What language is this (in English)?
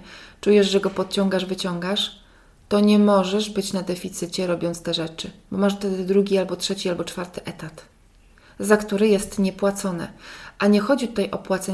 Polish